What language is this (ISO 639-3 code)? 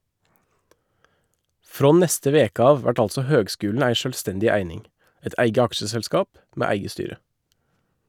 nor